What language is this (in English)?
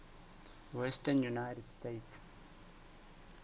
Southern Sotho